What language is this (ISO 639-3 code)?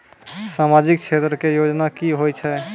mai